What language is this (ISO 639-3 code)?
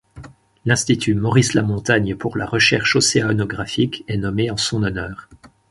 fra